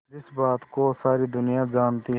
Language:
Hindi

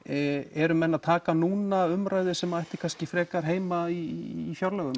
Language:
Icelandic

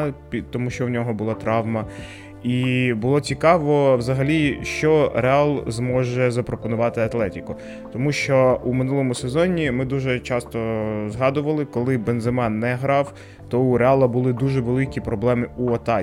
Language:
Ukrainian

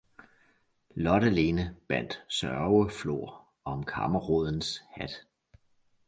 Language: Danish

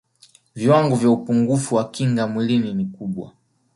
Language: Swahili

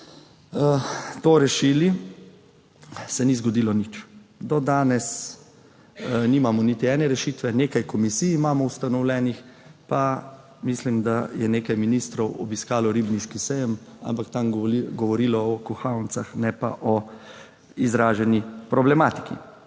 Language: Slovenian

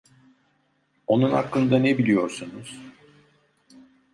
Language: Turkish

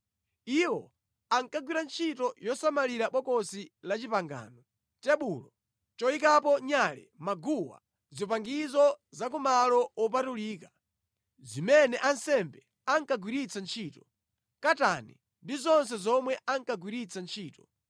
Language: Nyanja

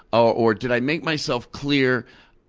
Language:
English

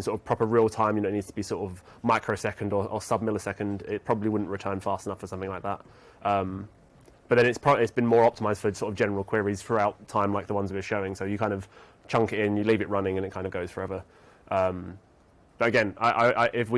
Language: English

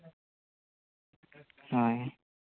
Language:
Santali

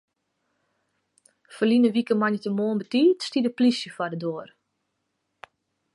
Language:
Western Frisian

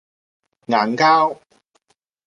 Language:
Cantonese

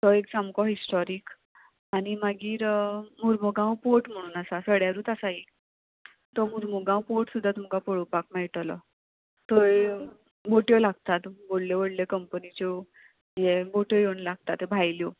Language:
Konkani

